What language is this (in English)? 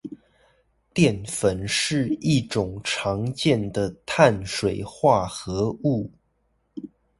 Chinese